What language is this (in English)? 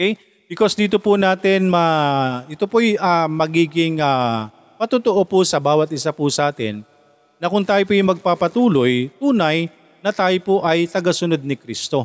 Filipino